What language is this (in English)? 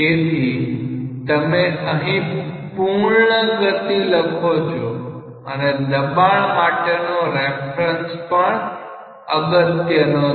Gujarati